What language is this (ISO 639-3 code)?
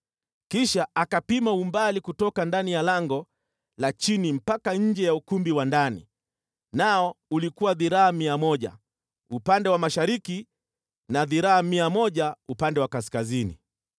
swa